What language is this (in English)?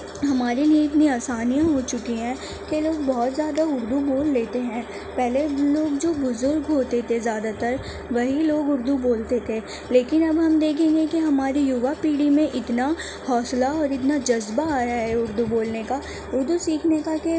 Urdu